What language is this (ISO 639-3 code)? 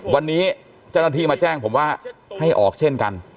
tha